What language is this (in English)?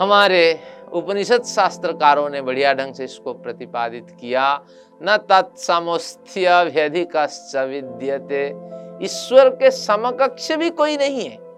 Hindi